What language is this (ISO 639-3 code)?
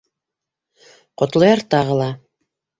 bak